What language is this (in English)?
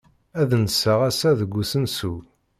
Kabyle